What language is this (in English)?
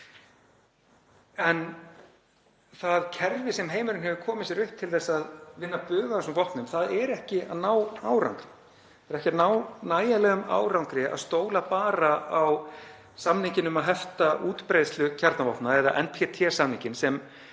Icelandic